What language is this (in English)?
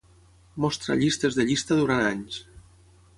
Catalan